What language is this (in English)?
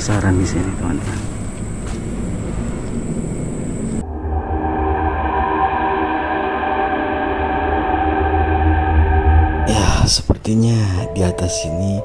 Indonesian